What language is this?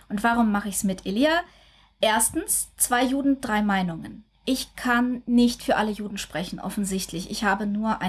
German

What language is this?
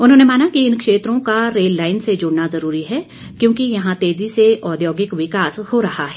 Hindi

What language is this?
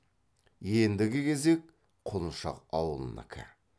Kazakh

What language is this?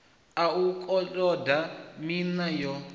Venda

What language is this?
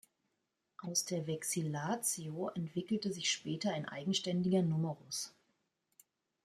German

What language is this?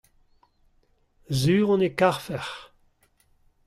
Breton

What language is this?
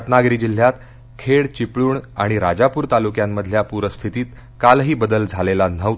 Marathi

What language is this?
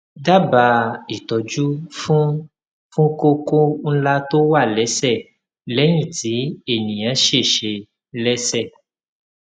Yoruba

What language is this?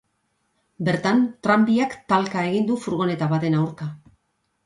Basque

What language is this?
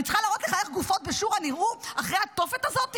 Hebrew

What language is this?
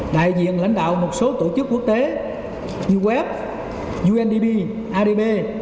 Vietnamese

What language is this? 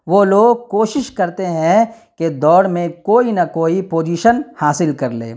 Urdu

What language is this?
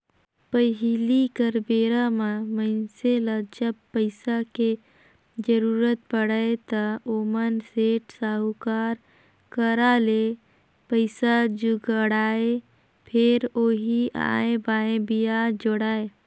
Chhattisgarhi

